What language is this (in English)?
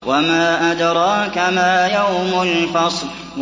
Arabic